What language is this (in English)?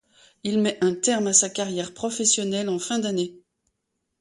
French